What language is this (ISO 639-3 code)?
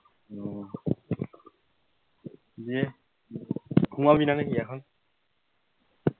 ben